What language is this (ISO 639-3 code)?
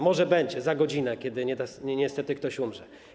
pol